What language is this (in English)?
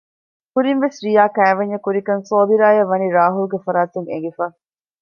Divehi